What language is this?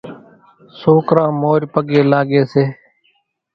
Kachi Koli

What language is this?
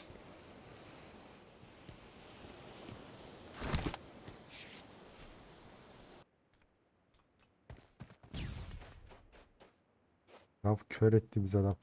Turkish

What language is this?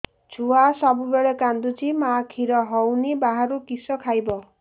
Odia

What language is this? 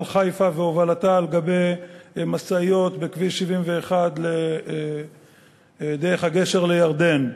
Hebrew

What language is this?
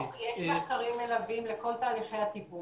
Hebrew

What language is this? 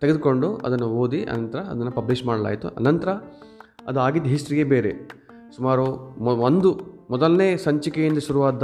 Kannada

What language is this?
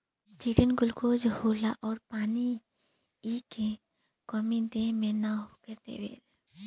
Bhojpuri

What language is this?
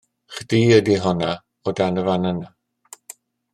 Welsh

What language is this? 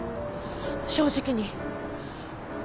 Japanese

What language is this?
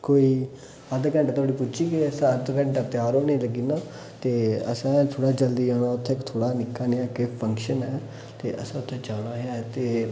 Dogri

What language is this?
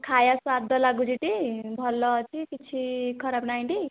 Odia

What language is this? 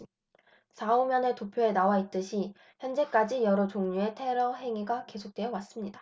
Korean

